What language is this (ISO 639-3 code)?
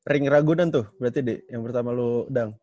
ind